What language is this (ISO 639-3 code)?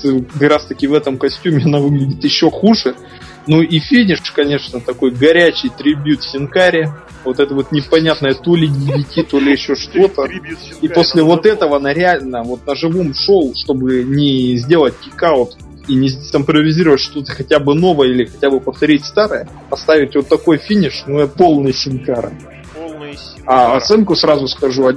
rus